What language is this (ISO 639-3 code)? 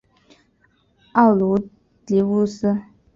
zho